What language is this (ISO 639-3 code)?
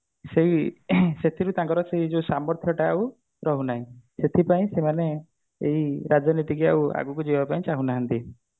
ori